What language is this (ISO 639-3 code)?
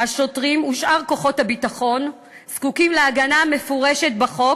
heb